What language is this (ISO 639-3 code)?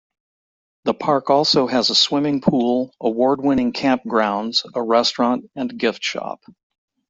eng